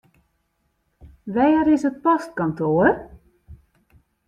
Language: Western Frisian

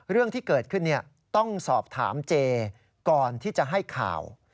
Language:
Thai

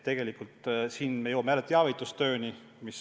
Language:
Estonian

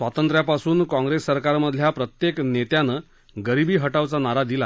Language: Marathi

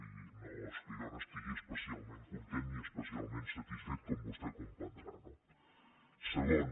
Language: Catalan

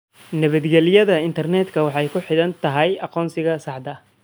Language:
Somali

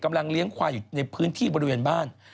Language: Thai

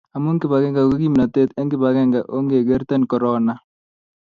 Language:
Kalenjin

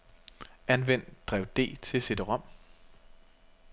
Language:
Danish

